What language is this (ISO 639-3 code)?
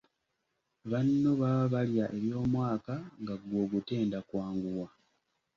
lug